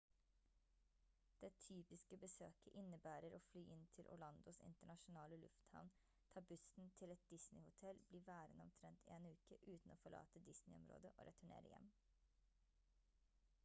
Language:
Norwegian Bokmål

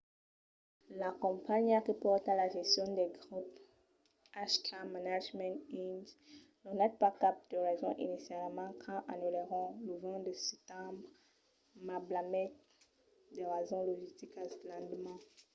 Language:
Occitan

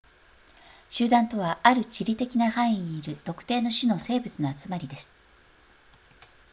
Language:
Japanese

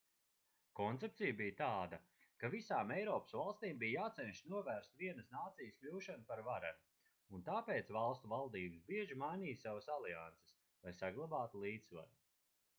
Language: Latvian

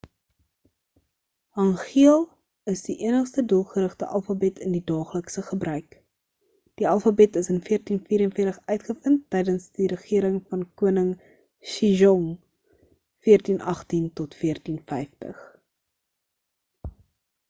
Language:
Afrikaans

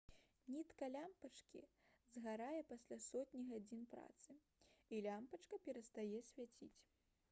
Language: Belarusian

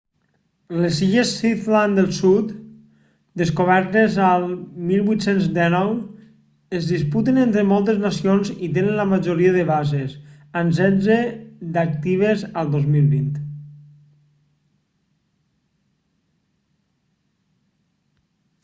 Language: Catalan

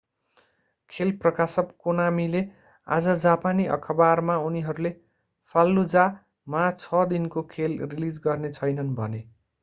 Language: Nepali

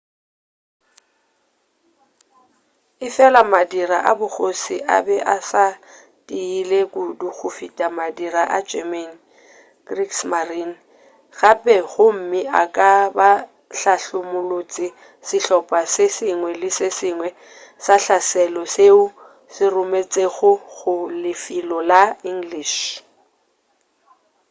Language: Northern Sotho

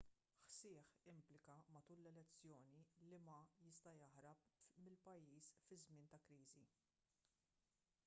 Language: Maltese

